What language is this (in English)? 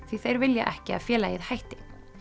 Icelandic